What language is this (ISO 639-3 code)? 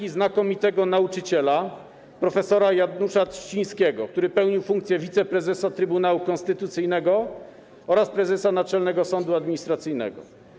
pol